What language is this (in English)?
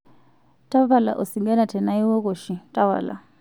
Masai